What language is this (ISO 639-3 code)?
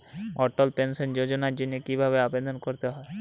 ben